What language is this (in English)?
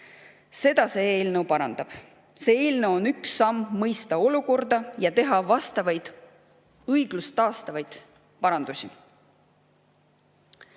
Estonian